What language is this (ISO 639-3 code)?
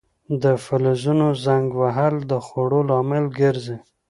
pus